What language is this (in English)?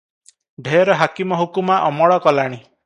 Odia